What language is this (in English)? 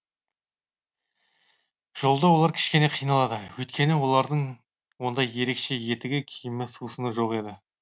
Kazakh